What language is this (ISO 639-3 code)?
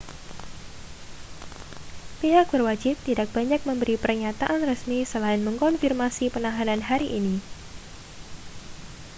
ind